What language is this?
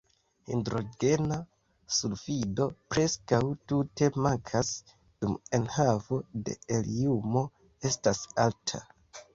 Esperanto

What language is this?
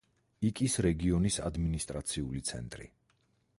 Georgian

